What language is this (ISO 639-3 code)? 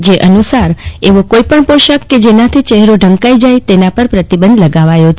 guj